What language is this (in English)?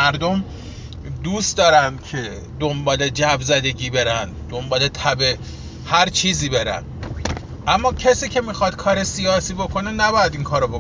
Persian